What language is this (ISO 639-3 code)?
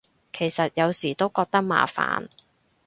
yue